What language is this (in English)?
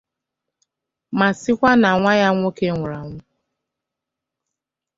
Igbo